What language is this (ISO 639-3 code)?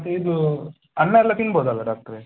kan